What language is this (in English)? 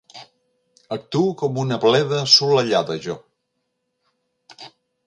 Catalan